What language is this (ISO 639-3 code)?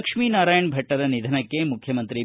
kan